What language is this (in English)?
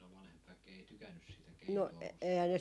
Finnish